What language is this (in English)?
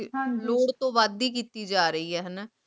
Punjabi